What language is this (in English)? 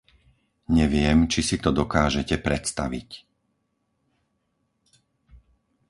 Slovak